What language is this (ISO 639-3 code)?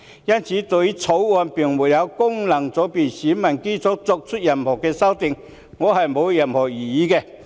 yue